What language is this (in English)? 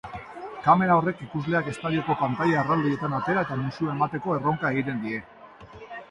Basque